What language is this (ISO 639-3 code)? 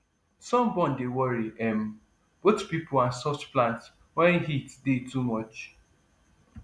pcm